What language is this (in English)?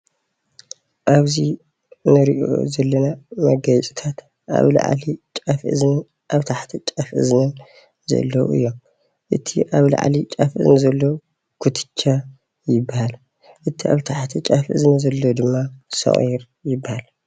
Tigrinya